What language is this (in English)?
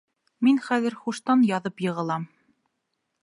Bashkir